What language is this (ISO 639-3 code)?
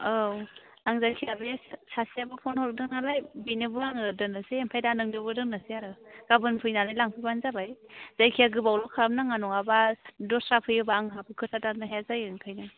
brx